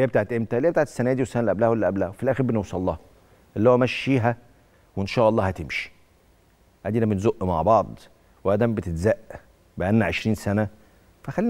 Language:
Arabic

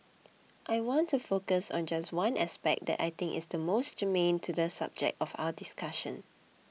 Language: English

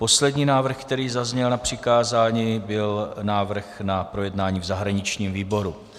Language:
Czech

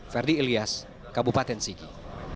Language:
Indonesian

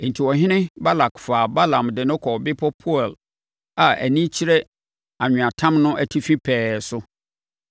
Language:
Akan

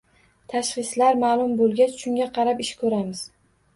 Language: Uzbek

